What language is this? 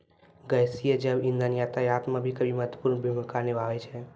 Maithili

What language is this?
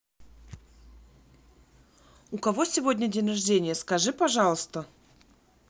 Russian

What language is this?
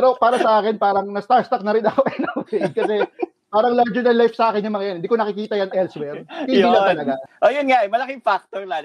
Filipino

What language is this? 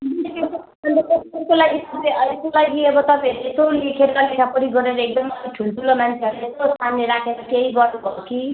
Nepali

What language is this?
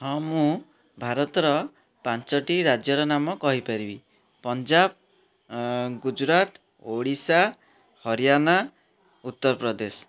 Odia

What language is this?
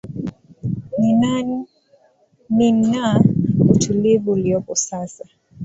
Swahili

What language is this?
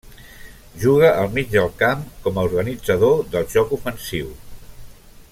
Catalan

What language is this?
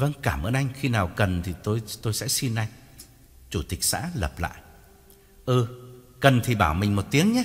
Vietnamese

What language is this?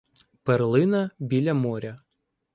Ukrainian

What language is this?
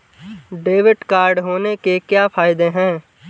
Hindi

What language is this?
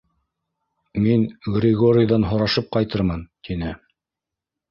Bashkir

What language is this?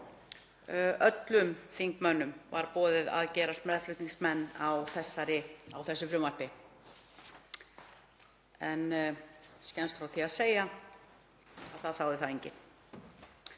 Icelandic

